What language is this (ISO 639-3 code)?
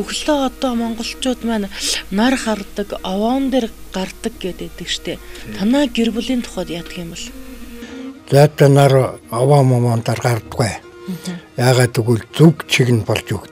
tur